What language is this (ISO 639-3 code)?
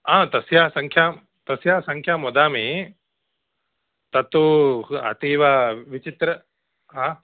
san